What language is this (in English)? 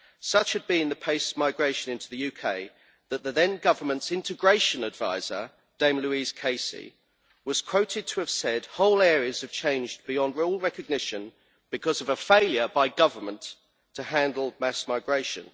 English